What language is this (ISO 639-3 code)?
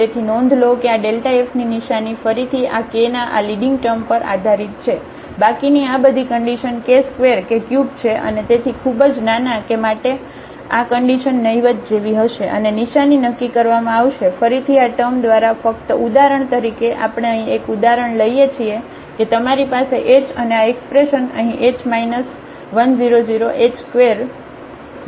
guj